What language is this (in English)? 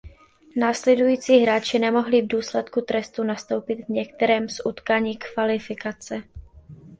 Czech